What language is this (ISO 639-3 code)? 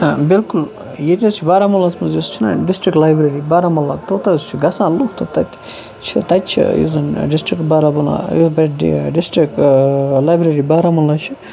kas